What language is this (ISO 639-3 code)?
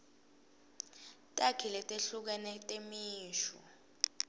ssw